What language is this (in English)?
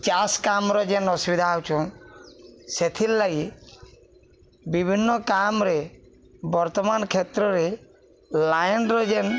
Odia